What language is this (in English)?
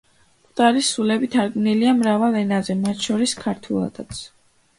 Georgian